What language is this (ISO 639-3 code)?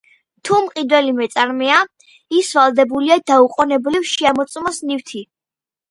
kat